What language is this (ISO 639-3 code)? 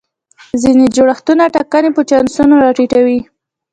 pus